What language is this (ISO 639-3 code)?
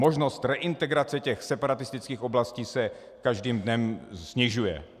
ces